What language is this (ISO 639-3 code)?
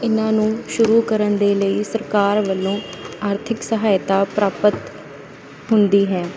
pan